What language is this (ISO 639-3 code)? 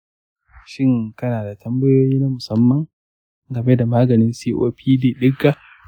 hau